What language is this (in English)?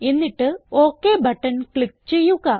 Malayalam